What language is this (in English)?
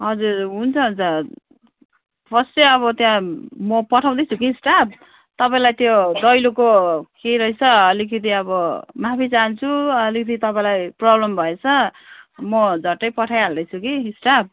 Nepali